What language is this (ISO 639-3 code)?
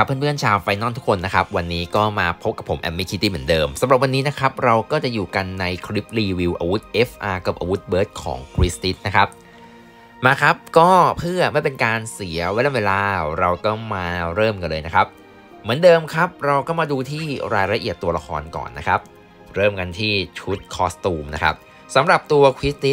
tha